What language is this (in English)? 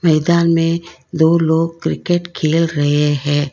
Hindi